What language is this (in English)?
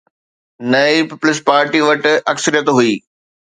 Sindhi